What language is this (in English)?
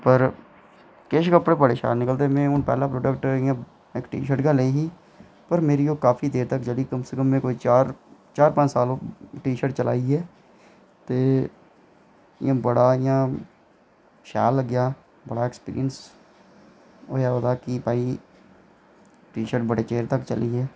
Dogri